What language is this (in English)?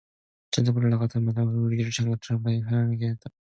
Korean